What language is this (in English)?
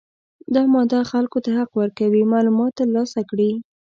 Pashto